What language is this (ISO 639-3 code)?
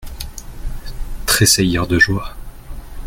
fra